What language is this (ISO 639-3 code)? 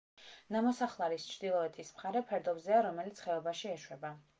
kat